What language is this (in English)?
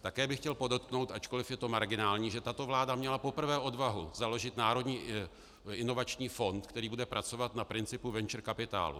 Czech